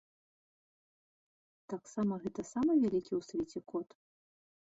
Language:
Belarusian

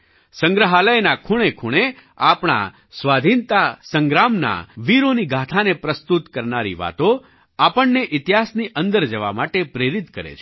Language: Gujarati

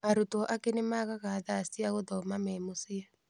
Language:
Kikuyu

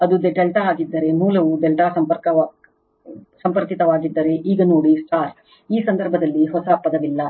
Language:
Kannada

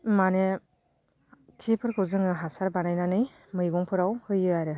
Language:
Bodo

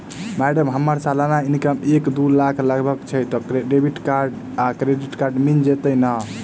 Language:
Maithili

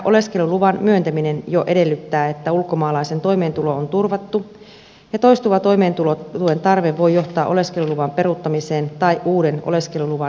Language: Finnish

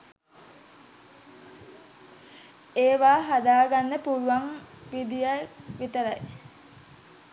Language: Sinhala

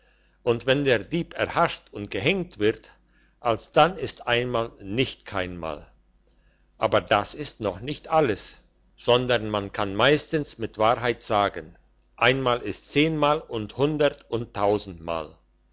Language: German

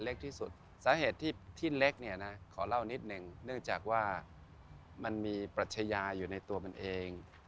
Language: Thai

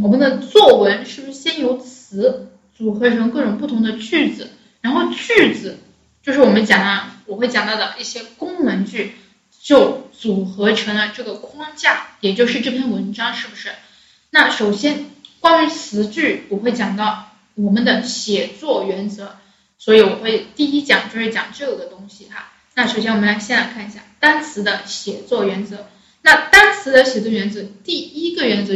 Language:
Chinese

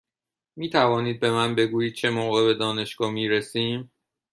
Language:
Persian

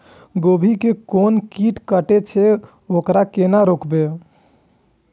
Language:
Maithili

